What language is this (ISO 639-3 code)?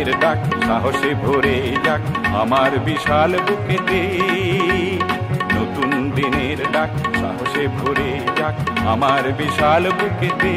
hin